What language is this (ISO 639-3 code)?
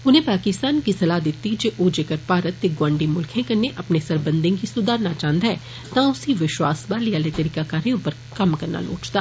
doi